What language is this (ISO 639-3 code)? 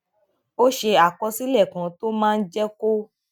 yor